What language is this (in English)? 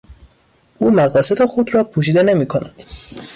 Persian